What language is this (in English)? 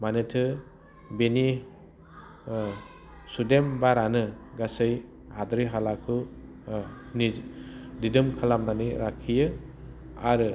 Bodo